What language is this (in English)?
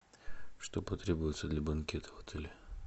Russian